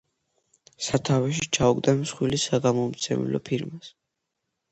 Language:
Georgian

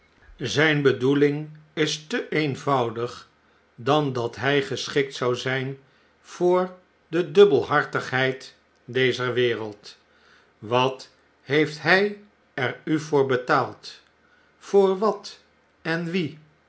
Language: Dutch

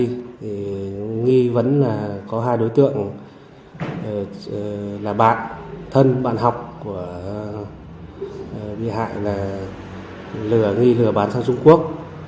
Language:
Vietnamese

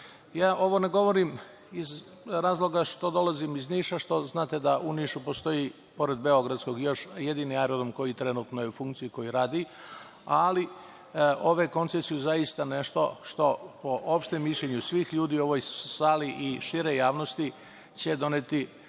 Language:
Serbian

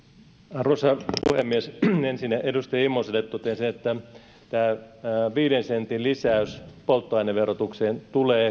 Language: Finnish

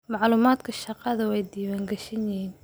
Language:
Somali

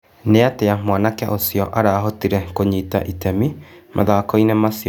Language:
Kikuyu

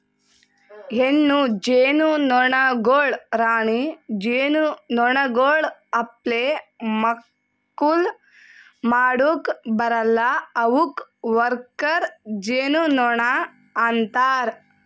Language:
Kannada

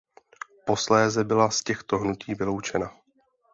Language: Czech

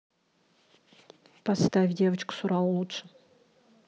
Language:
Russian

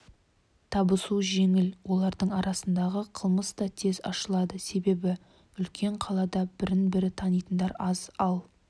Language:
Kazakh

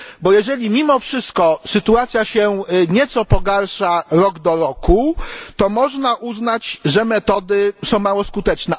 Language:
Polish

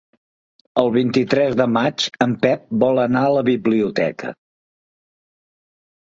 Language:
Catalan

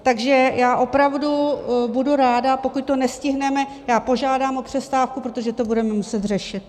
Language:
Czech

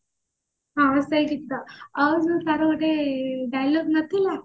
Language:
Odia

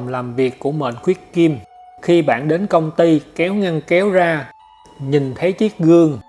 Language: Vietnamese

